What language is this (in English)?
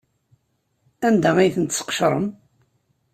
Kabyle